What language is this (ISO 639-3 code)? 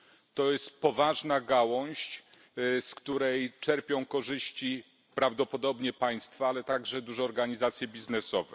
pol